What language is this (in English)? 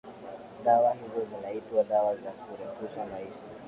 Swahili